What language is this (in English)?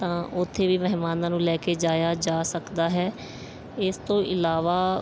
Punjabi